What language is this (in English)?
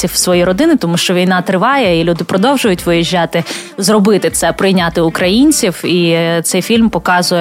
Ukrainian